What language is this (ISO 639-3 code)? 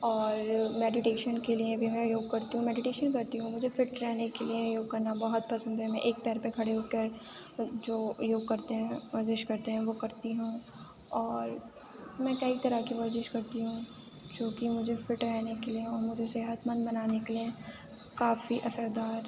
urd